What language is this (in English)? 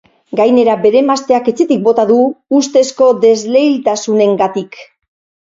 Basque